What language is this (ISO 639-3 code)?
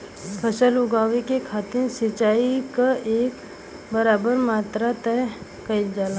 bho